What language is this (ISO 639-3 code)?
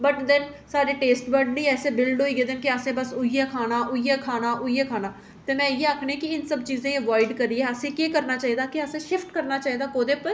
doi